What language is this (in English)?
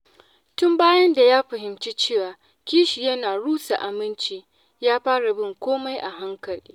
Hausa